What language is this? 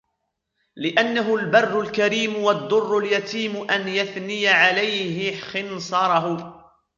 Arabic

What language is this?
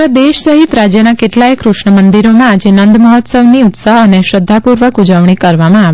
Gujarati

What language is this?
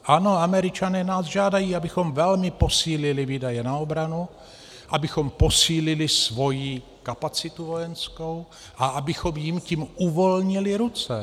Czech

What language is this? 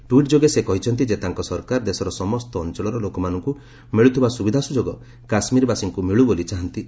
Odia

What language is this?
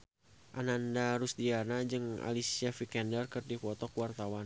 Sundanese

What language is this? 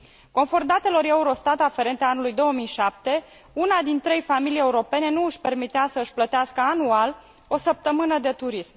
Romanian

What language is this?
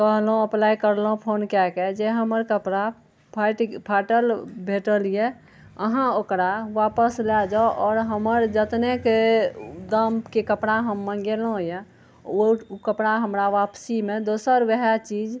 Maithili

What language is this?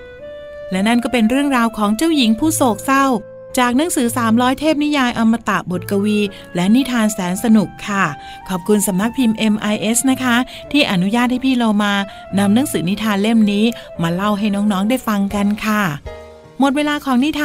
Thai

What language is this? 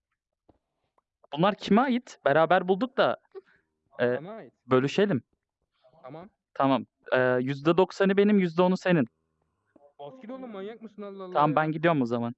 Turkish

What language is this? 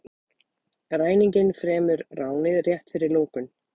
Icelandic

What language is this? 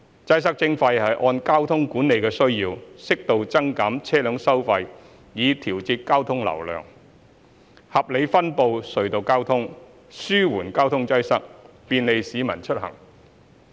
Cantonese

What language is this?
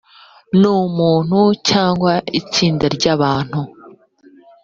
Kinyarwanda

